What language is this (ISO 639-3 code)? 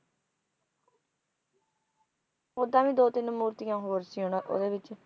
pan